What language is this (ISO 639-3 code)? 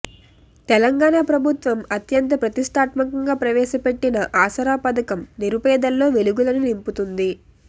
tel